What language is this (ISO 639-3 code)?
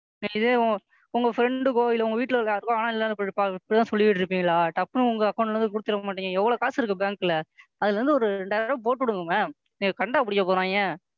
tam